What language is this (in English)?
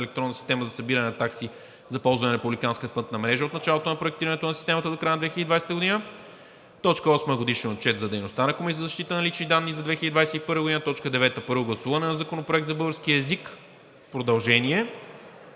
Bulgarian